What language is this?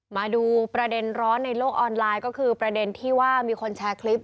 Thai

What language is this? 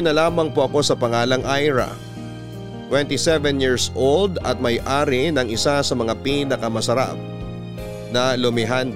Filipino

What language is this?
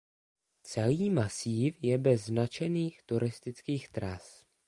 Czech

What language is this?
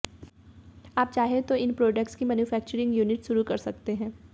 Hindi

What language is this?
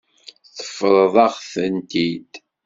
Kabyle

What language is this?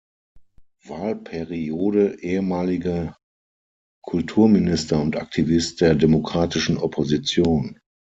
German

